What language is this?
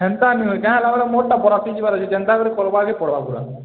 Odia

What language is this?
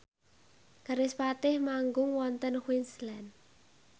Javanese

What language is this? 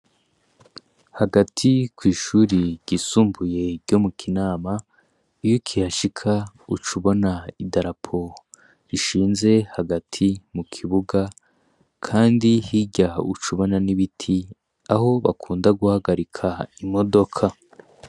Rundi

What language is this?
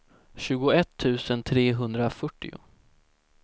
Swedish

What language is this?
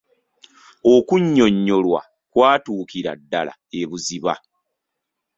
Ganda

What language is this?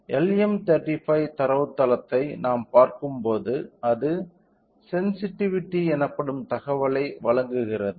Tamil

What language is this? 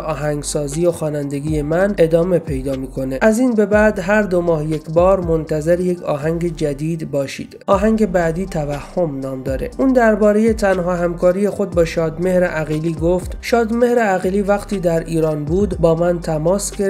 Persian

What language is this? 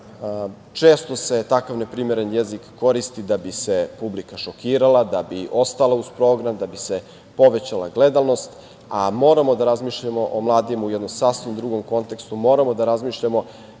Serbian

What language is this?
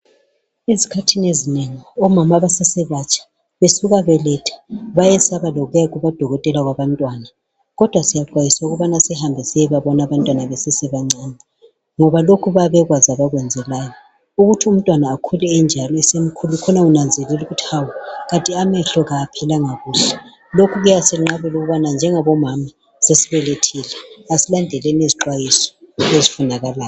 North Ndebele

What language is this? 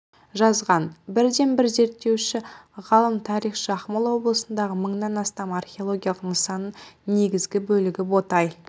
Kazakh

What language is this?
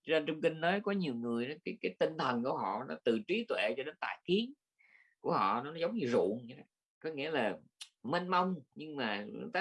Vietnamese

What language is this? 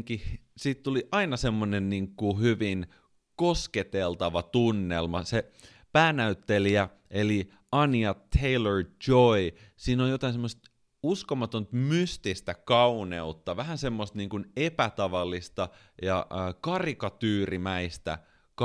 Finnish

